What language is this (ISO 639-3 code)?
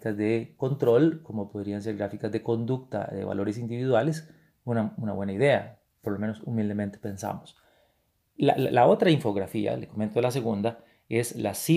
spa